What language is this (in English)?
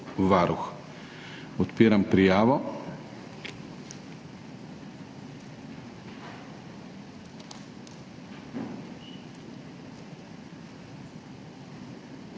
Slovenian